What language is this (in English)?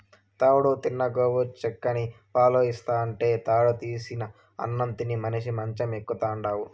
Telugu